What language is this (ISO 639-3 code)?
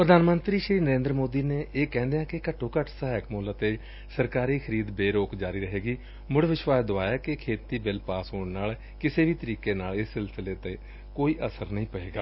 pan